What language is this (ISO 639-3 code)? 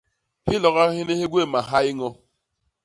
bas